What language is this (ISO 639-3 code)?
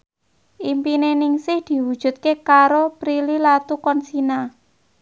jav